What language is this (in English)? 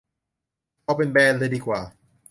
Thai